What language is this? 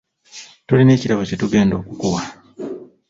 Ganda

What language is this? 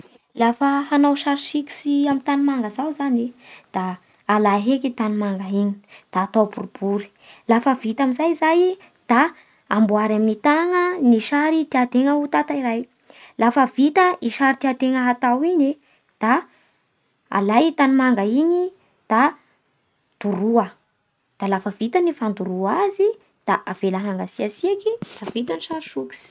Bara Malagasy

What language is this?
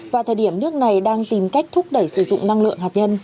Vietnamese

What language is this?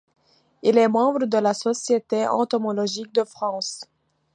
French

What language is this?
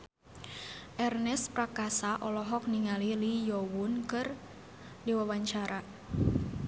Sundanese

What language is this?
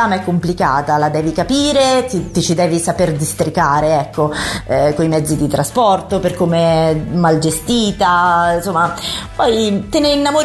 Italian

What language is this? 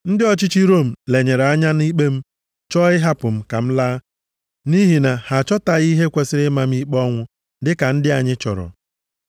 Igbo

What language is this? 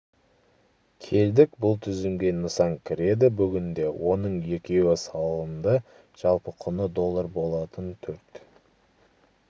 Kazakh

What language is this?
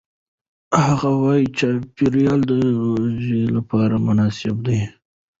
Pashto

